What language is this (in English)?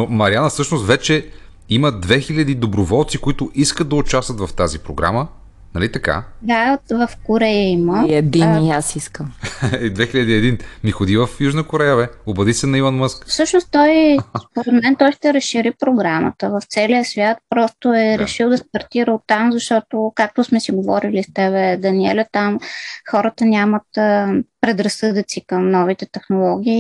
Bulgarian